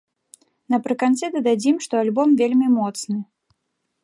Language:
Belarusian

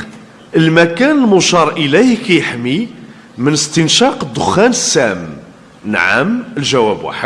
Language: Arabic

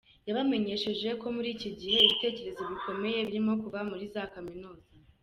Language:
Kinyarwanda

